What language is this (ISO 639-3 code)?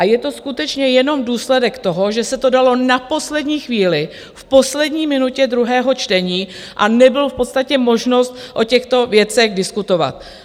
ces